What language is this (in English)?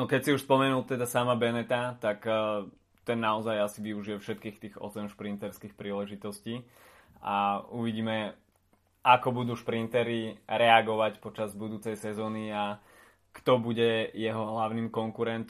Slovak